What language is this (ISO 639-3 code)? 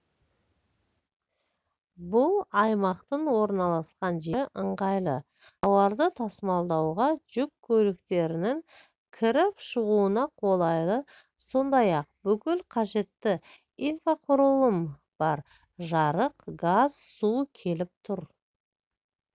kaz